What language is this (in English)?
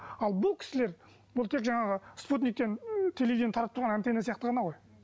Kazakh